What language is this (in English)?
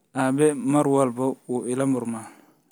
Somali